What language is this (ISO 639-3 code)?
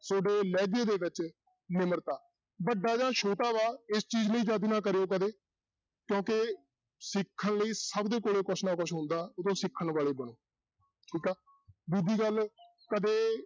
pan